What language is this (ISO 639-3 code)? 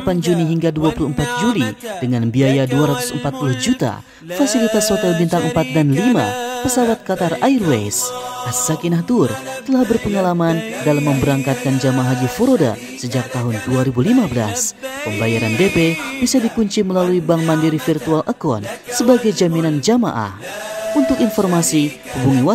ind